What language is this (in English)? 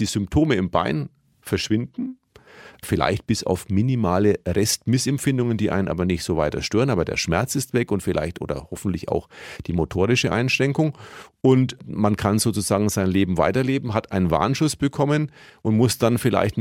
German